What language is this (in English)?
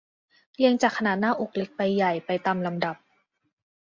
Thai